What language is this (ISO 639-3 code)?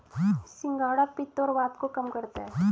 hin